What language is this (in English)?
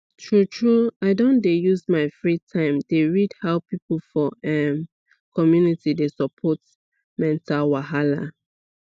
Nigerian Pidgin